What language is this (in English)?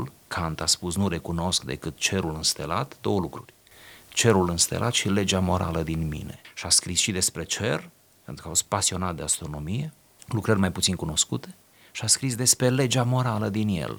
Romanian